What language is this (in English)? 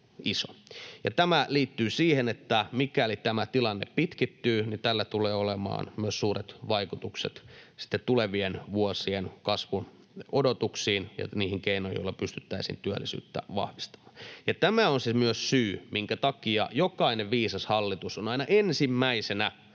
Finnish